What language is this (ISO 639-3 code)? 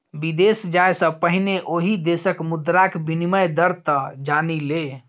mai